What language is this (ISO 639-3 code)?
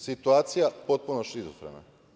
srp